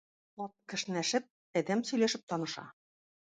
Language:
Tatar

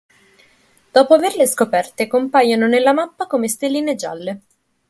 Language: Italian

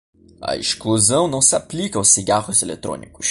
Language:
Portuguese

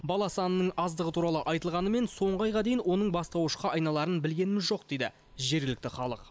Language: Kazakh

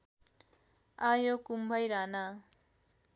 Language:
Nepali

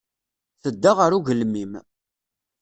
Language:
Kabyle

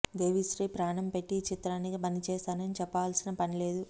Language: Telugu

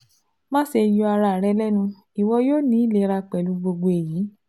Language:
Yoruba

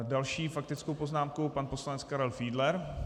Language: Czech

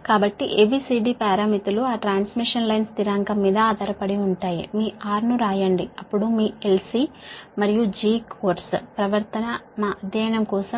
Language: Telugu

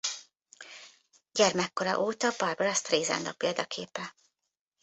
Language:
Hungarian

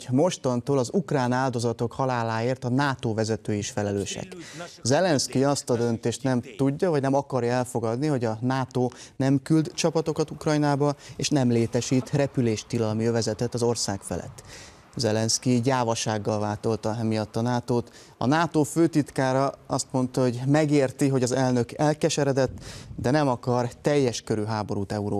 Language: Hungarian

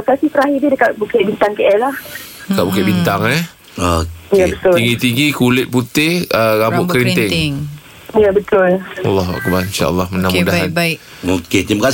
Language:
Malay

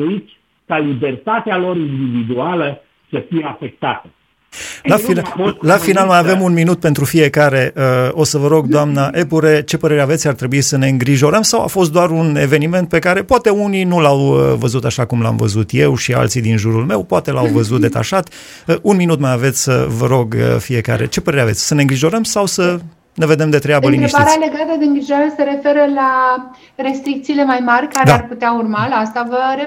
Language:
Romanian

